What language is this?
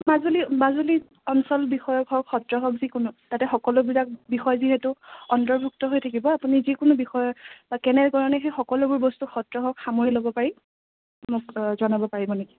Assamese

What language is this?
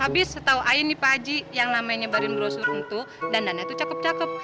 Indonesian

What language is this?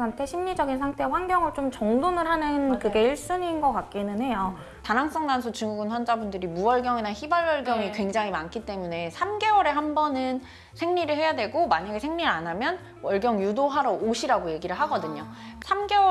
Korean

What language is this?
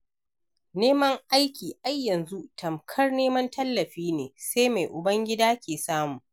Hausa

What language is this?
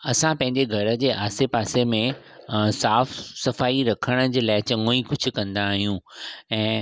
Sindhi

